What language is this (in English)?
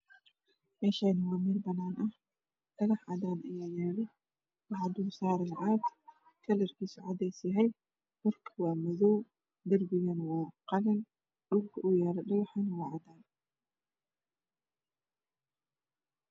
Somali